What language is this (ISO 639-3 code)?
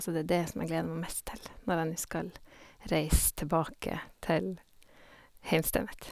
nor